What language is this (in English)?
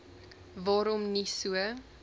Afrikaans